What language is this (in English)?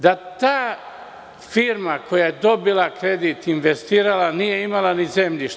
Serbian